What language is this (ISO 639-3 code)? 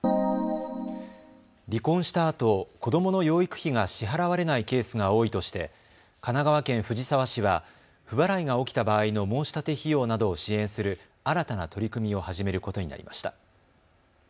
jpn